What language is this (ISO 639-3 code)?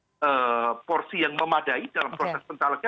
ind